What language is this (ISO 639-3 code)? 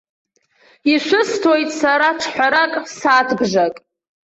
abk